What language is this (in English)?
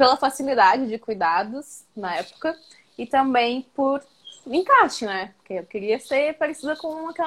Portuguese